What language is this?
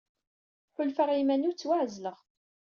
Kabyle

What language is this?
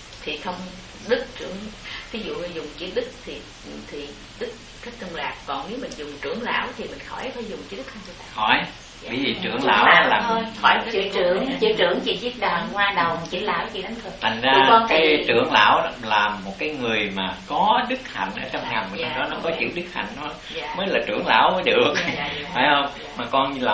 Vietnamese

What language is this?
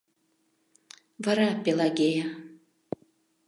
Mari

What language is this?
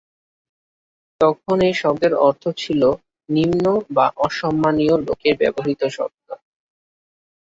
Bangla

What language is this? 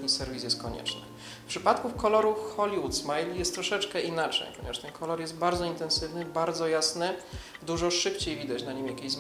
Polish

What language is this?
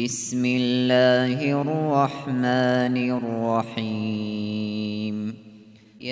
Arabic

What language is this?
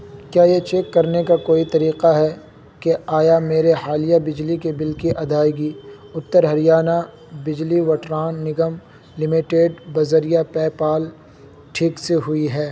Urdu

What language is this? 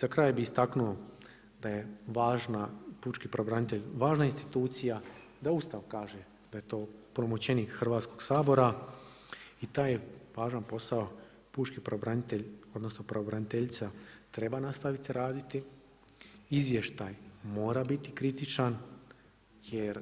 Croatian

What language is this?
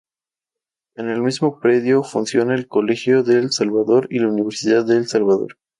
Spanish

